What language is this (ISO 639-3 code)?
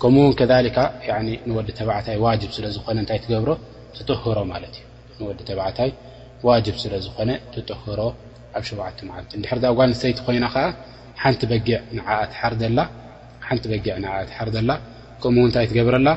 ara